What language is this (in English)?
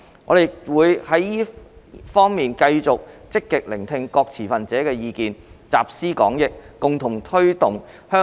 Cantonese